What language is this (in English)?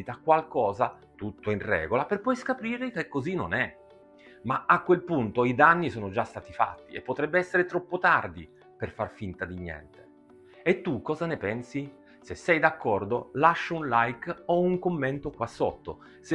Italian